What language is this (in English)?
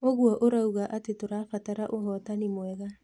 Kikuyu